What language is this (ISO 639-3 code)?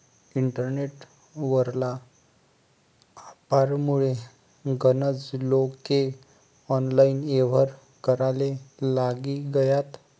mar